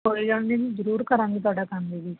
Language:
Punjabi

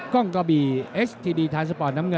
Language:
Thai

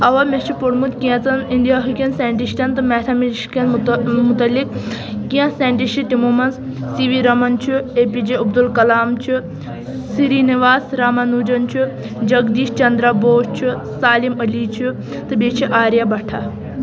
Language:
Kashmiri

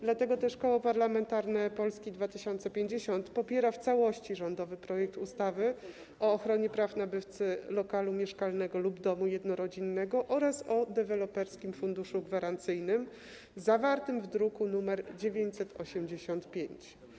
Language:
Polish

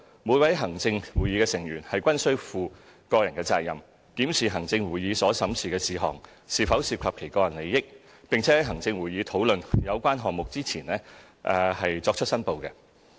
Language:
Cantonese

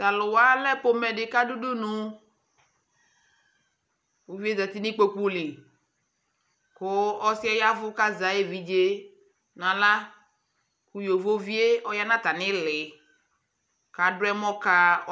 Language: Ikposo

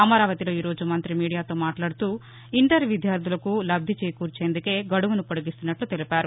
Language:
Telugu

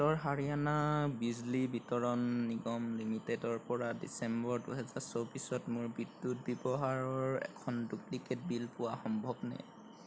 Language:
Assamese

